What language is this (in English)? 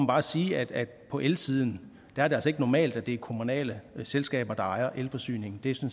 Danish